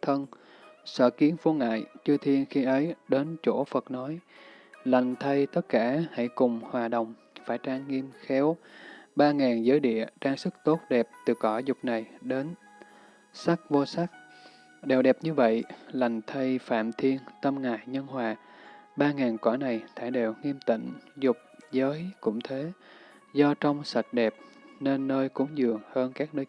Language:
Vietnamese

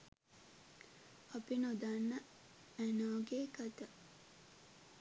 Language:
Sinhala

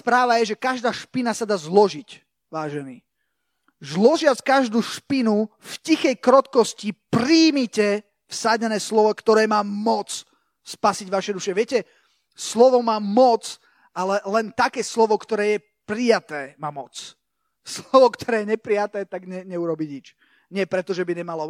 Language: Slovak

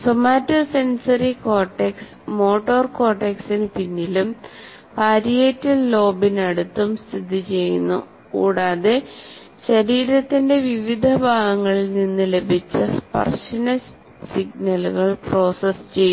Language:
Malayalam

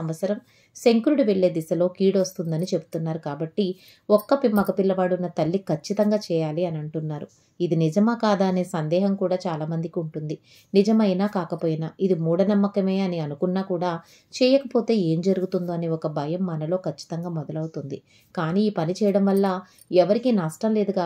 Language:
Telugu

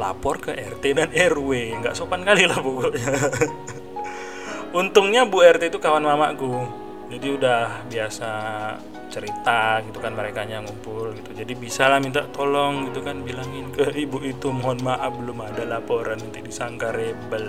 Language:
Indonesian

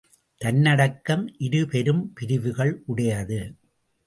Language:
Tamil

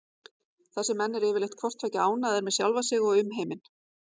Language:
Icelandic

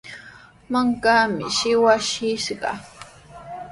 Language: Sihuas Ancash Quechua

